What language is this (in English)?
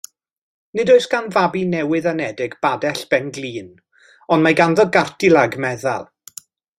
Welsh